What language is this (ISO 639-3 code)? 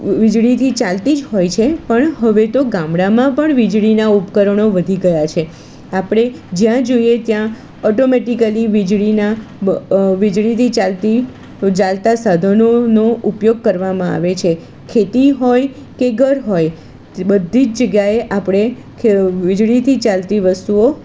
guj